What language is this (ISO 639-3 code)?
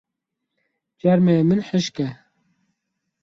kur